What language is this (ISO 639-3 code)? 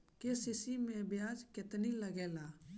bho